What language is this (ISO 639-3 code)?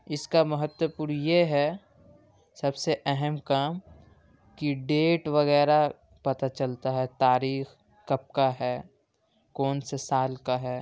urd